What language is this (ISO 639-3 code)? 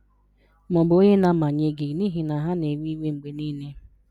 ibo